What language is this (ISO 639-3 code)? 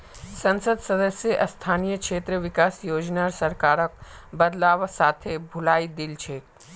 mag